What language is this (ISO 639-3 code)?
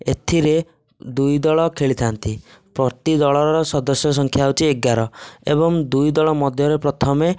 ori